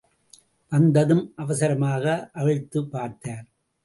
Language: Tamil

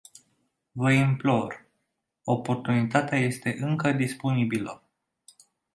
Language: Romanian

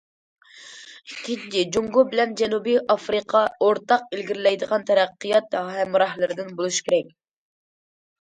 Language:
Uyghur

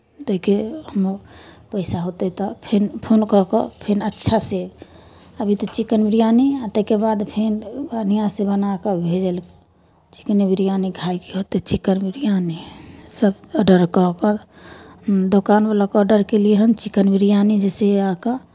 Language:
Maithili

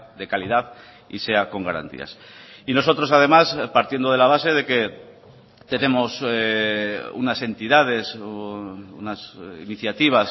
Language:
Spanish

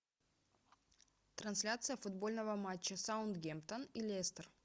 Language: Russian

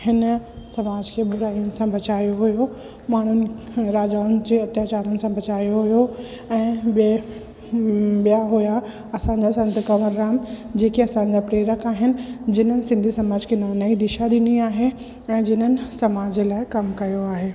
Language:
Sindhi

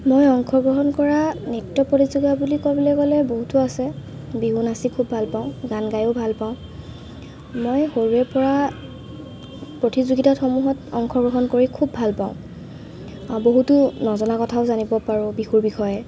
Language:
Assamese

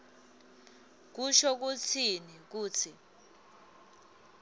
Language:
Swati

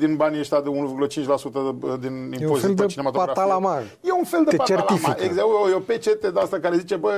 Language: Romanian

